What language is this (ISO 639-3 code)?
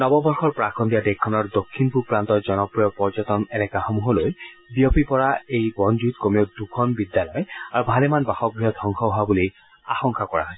asm